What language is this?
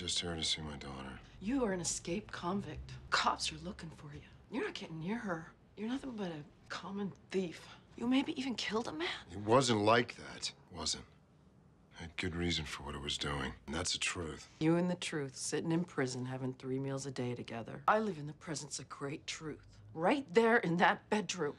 English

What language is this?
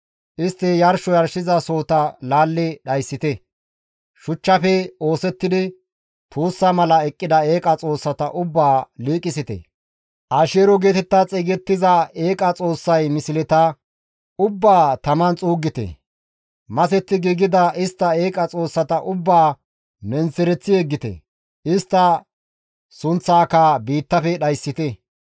Gamo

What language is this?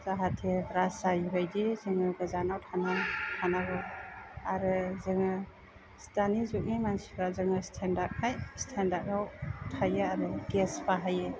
Bodo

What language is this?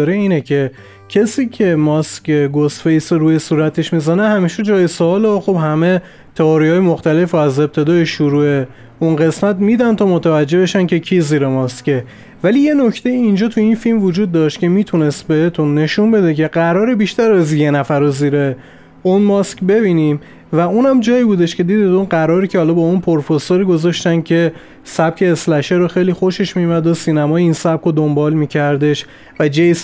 Persian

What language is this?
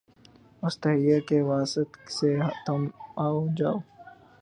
Urdu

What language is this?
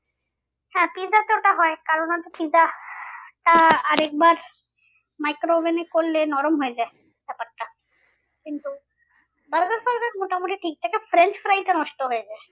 Bangla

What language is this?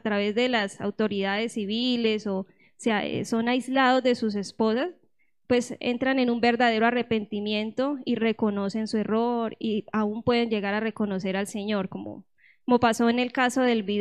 Spanish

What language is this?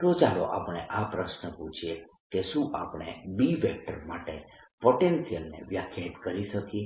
Gujarati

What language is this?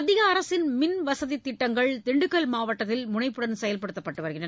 Tamil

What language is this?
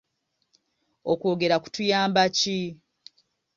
Ganda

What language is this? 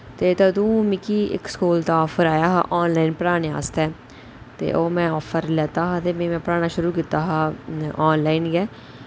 Dogri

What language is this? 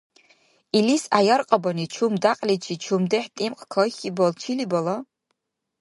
Dargwa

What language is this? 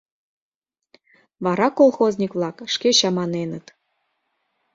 Mari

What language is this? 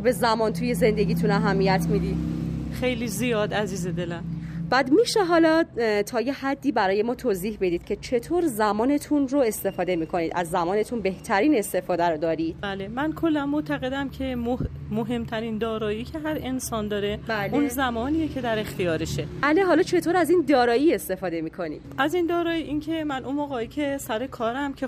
Persian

